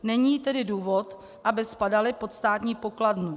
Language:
Czech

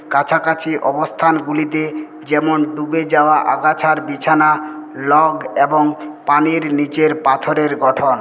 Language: Bangla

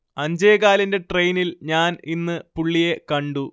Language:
Malayalam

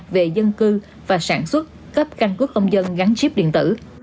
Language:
Vietnamese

